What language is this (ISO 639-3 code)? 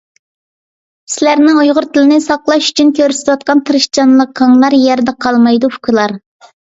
uig